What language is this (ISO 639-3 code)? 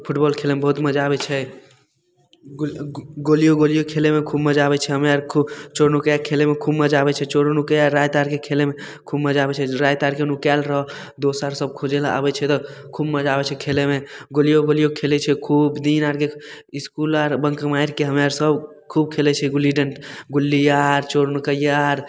mai